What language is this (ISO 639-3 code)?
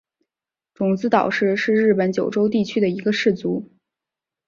zho